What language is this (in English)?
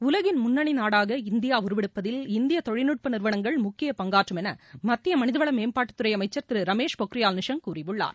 Tamil